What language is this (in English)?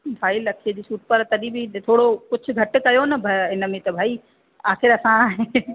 Sindhi